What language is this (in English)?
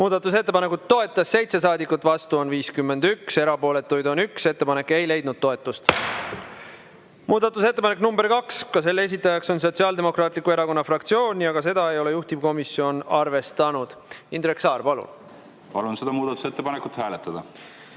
Estonian